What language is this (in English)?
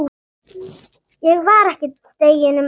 Icelandic